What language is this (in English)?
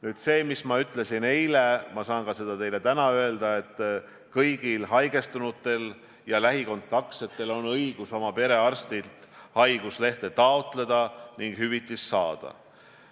Estonian